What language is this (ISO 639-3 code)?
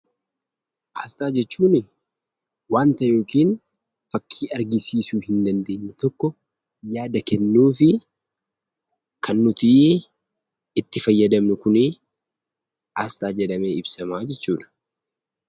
orm